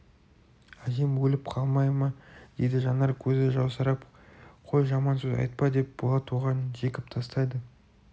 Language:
Kazakh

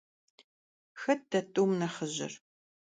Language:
Kabardian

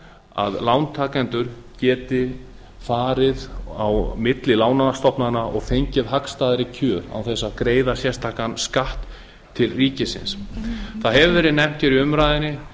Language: Icelandic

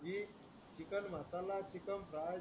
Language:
Marathi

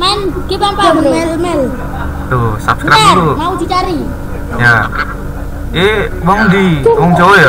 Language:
Indonesian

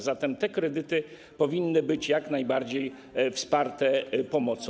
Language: Polish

